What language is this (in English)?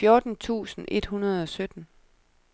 Danish